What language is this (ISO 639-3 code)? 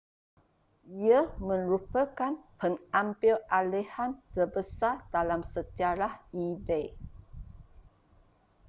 msa